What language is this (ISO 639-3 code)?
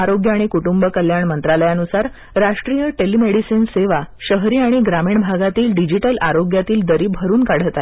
mar